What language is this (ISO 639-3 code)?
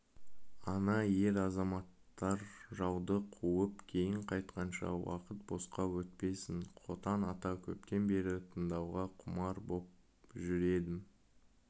kaz